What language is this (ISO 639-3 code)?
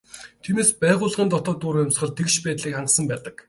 mon